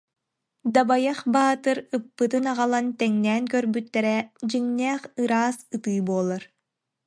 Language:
Yakut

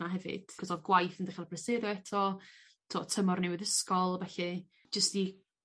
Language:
Welsh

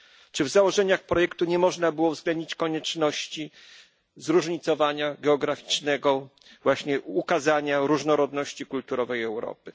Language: Polish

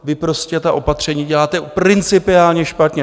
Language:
Czech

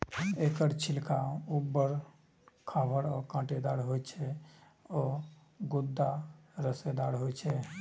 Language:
Maithili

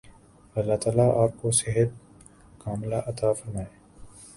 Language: Urdu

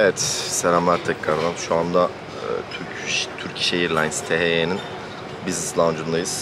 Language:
Turkish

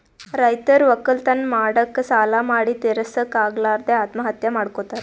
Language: Kannada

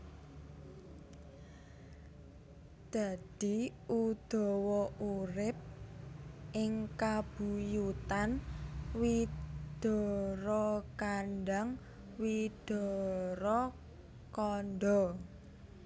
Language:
Javanese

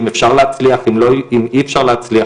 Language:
Hebrew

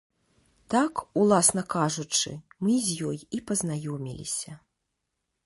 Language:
Belarusian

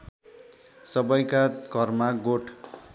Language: Nepali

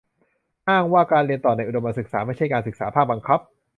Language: Thai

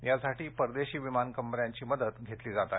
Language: Marathi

